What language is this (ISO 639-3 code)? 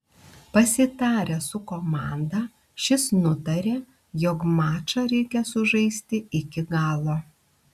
lit